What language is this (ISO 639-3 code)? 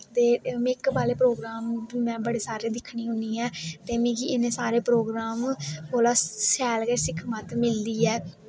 doi